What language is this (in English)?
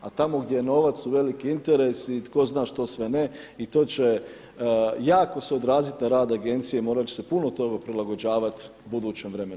Croatian